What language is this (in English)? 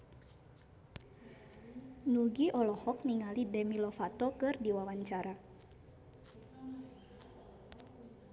Sundanese